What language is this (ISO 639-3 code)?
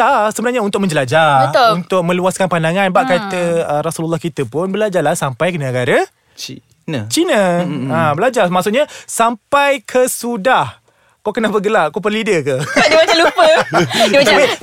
msa